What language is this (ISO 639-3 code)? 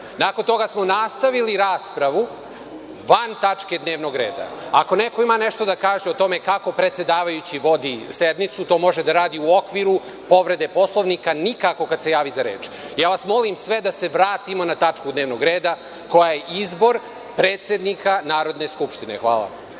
srp